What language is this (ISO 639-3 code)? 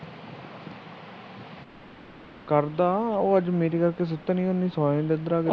pan